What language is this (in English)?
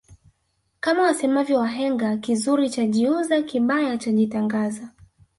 Swahili